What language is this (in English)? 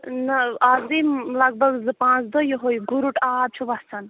Kashmiri